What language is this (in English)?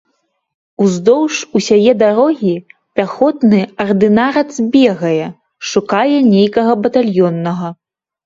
Belarusian